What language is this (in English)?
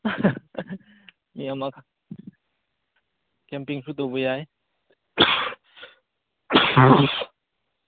Manipuri